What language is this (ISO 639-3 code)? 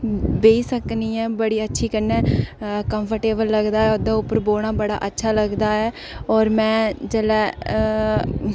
doi